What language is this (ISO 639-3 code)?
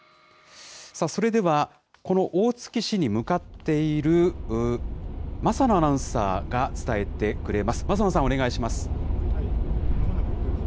jpn